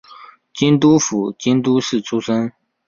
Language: Chinese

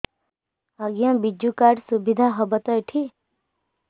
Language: Odia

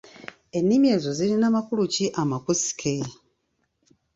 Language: Ganda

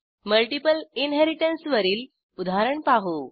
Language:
Marathi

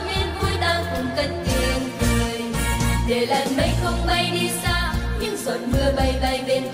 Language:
Vietnamese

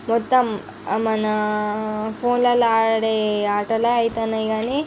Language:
Telugu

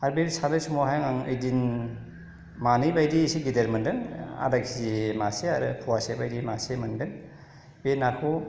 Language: Bodo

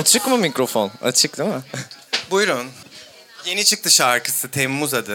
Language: Turkish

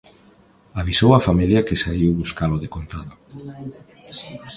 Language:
Galician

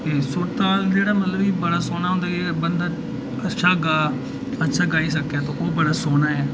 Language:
Dogri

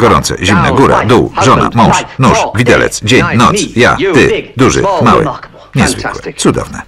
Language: Polish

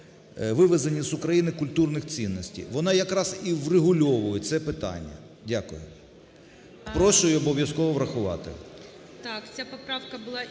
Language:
Ukrainian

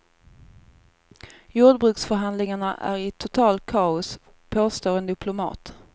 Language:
Swedish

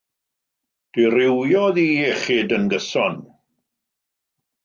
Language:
Welsh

